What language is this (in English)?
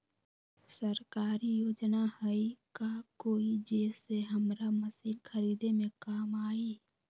Magahi